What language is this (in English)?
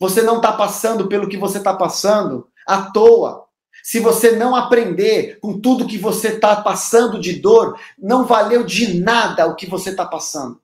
Portuguese